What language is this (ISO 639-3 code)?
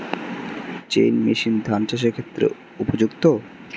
ben